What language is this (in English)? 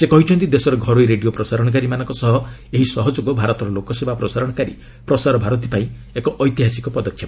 Odia